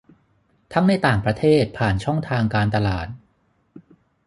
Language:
Thai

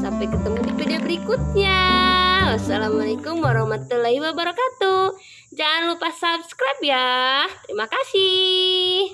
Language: Indonesian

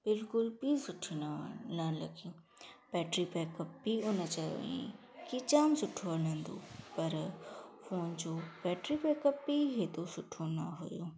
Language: Sindhi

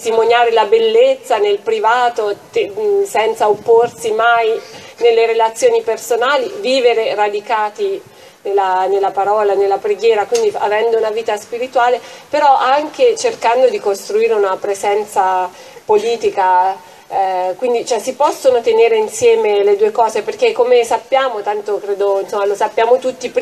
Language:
Italian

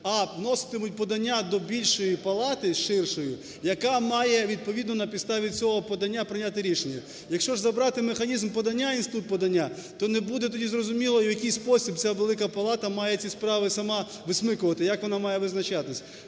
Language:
Ukrainian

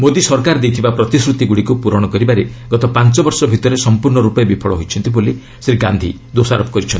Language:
Odia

